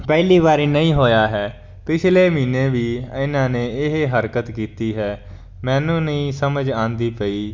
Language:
Punjabi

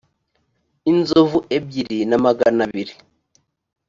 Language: Kinyarwanda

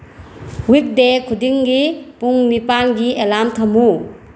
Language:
Manipuri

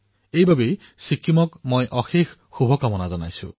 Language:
Assamese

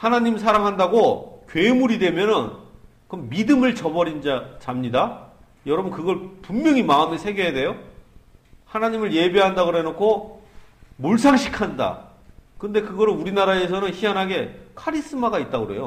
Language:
Korean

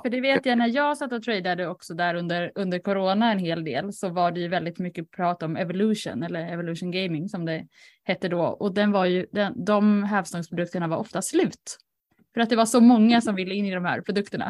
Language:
Swedish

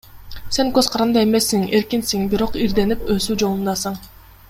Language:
Kyrgyz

